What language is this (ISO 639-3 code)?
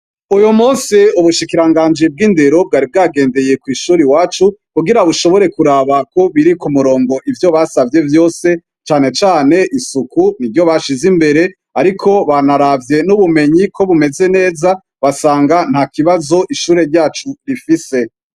run